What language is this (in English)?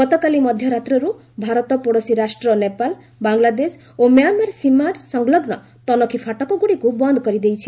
Odia